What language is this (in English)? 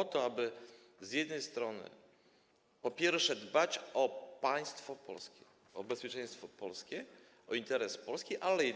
Polish